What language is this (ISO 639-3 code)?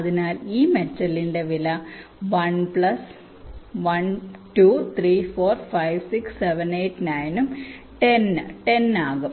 mal